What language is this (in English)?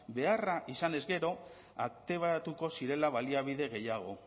Basque